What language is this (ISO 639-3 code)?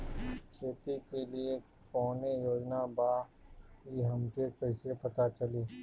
bho